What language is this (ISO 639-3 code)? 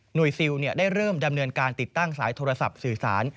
tha